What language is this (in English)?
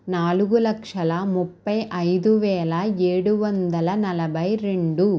Telugu